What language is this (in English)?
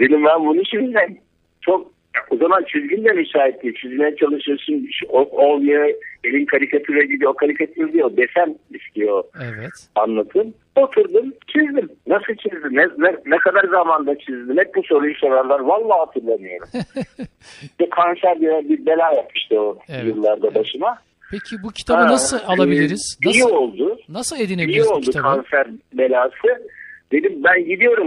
Turkish